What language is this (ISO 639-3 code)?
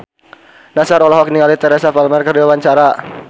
sun